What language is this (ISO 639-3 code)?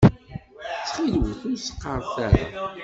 kab